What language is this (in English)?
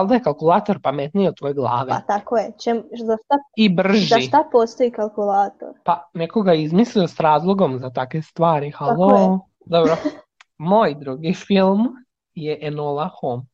Croatian